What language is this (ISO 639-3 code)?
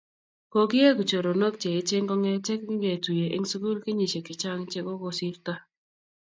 kln